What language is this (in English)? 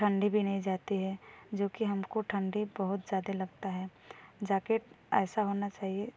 Hindi